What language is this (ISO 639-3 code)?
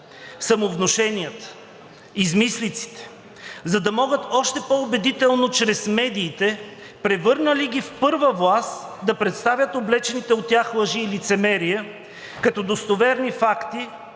bul